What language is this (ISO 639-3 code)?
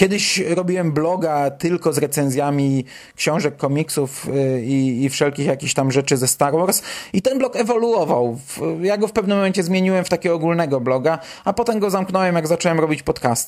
pol